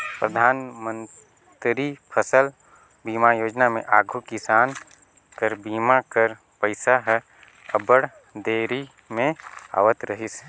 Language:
Chhattisgarhi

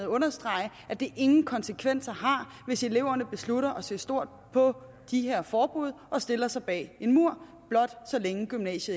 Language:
Danish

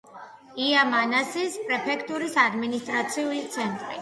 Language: Georgian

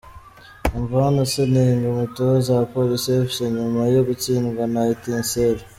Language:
Kinyarwanda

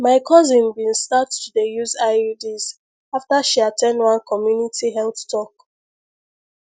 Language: Nigerian Pidgin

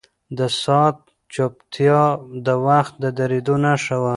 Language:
Pashto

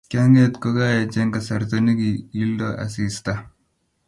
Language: Kalenjin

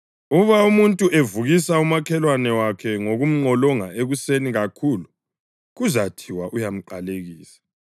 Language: North Ndebele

